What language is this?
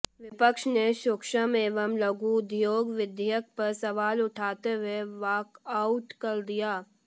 Hindi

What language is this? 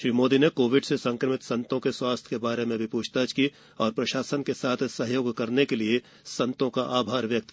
Hindi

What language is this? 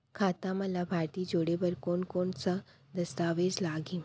Chhattisgarhi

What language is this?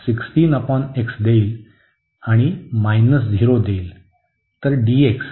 Marathi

